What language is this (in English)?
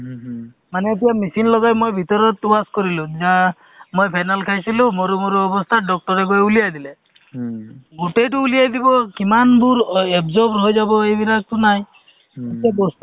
Assamese